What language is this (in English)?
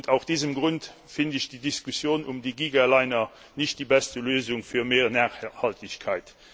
German